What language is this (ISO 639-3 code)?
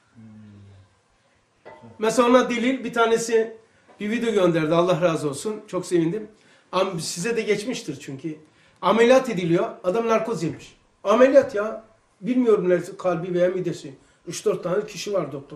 tur